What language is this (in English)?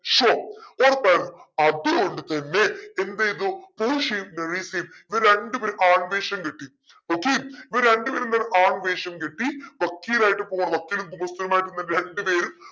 Malayalam